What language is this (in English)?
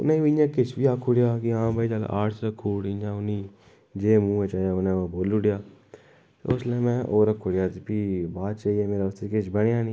Dogri